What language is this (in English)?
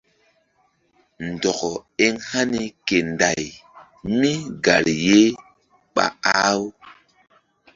Mbum